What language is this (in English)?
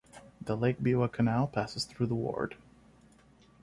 English